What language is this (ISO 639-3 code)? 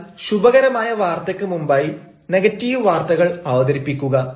mal